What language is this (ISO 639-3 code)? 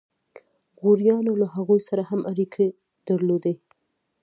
pus